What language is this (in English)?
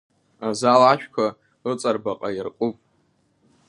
Abkhazian